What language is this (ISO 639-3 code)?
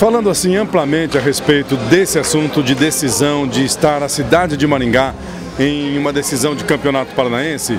por